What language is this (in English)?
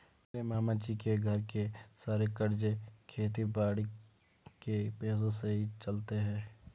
Hindi